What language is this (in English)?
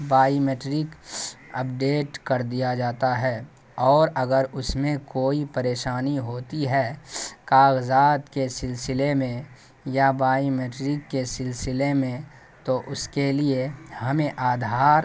Urdu